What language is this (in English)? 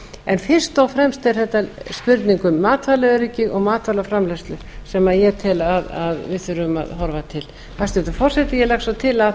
Icelandic